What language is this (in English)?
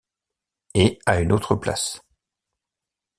French